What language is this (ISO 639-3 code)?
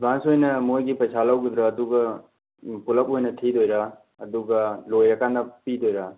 mni